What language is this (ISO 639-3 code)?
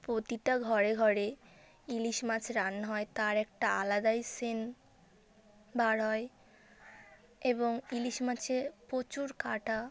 ben